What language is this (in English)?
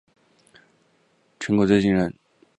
Chinese